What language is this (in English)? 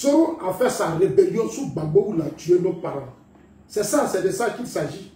French